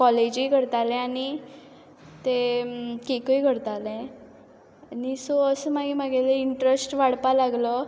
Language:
Konkani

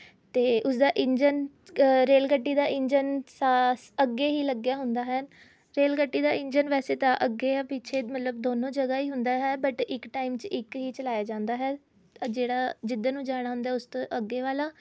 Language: Punjabi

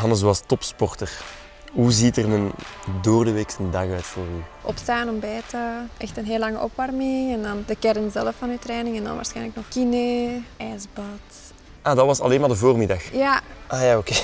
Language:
Dutch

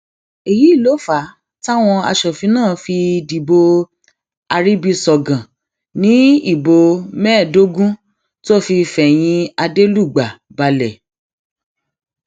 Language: Yoruba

